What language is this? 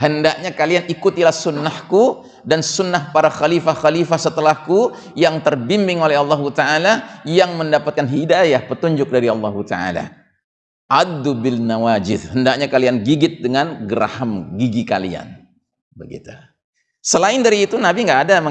Indonesian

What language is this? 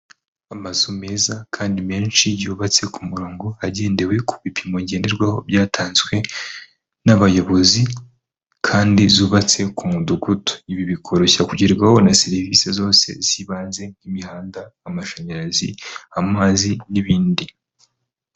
Kinyarwanda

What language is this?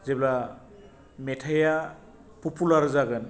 Bodo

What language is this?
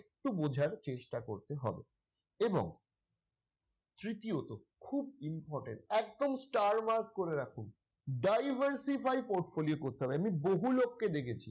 Bangla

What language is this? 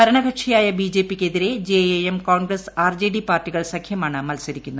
Malayalam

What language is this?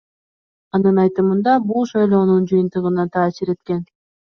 Kyrgyz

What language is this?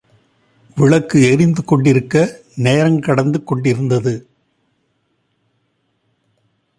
Tamil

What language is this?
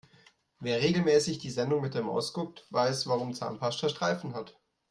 German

